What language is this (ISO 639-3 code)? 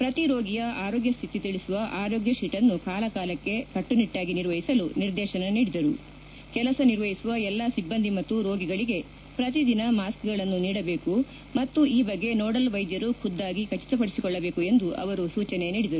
kan